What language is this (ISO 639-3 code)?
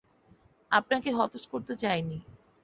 ben